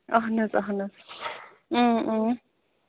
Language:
Kashmiri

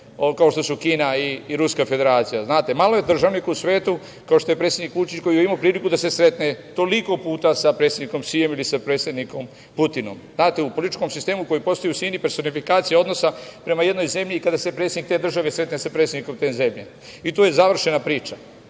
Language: Serbian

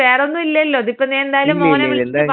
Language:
Malayalam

